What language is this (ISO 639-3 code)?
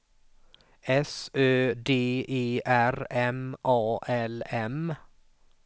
swe